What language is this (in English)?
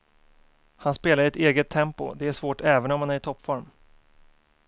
Swedish